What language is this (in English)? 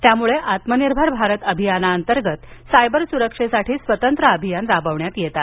Marathi